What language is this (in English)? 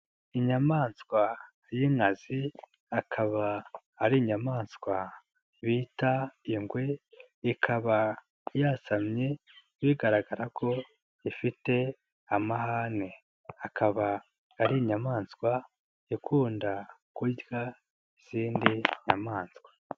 Kinyarwanda